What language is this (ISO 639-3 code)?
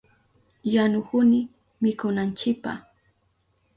qup